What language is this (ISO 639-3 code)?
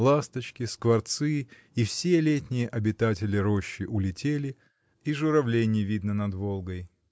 rus